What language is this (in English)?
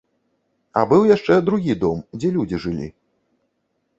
Belarusian